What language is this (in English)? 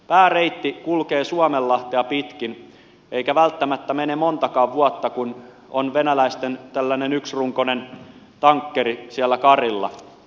Finnish